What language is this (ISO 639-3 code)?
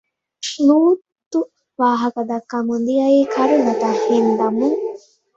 div